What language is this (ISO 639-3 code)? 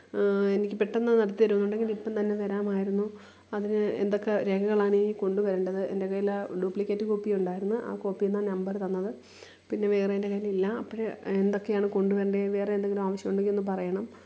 mal